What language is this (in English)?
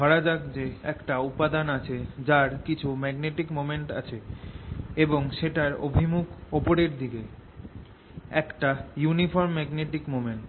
Bangla